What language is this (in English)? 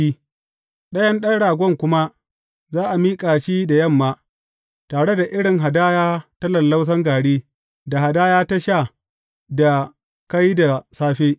Hausa